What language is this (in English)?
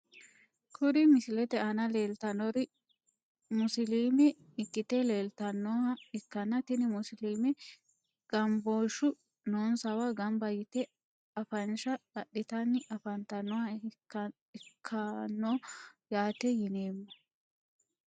Sidamo